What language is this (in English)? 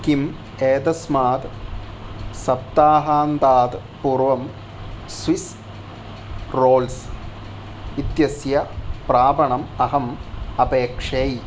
Sanskrit